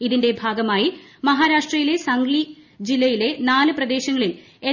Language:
Malayalam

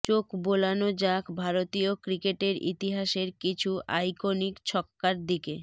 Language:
Bangla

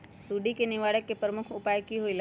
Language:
Magahi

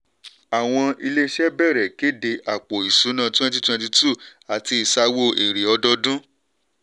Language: Yoruba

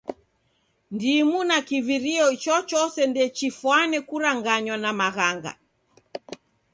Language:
Taita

